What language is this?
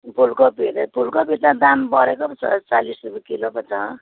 Nepali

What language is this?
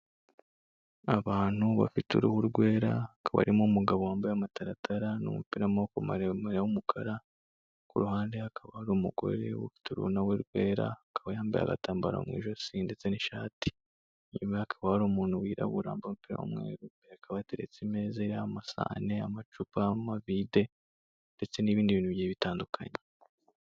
Kinyarwanda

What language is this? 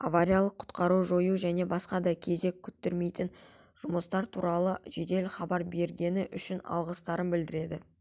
Kazakh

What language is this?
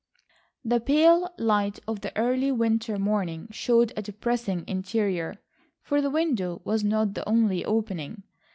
English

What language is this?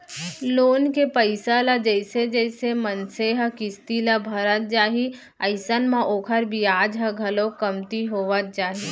Chhattisgarhi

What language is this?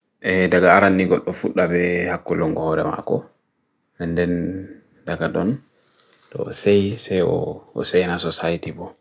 Bagirmi Fulfulde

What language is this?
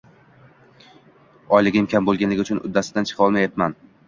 Uzbek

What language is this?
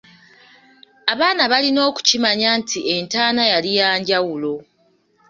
Ganda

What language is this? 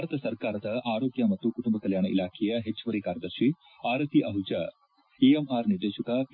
Kannada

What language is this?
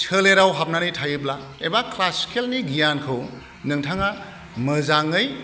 Bodo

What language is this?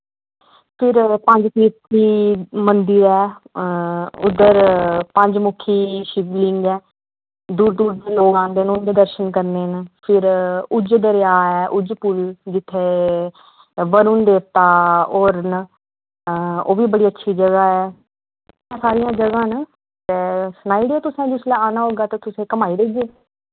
Dogri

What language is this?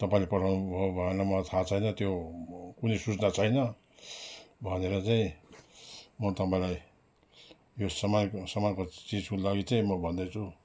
Nepali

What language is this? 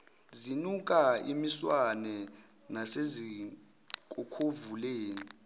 Zulu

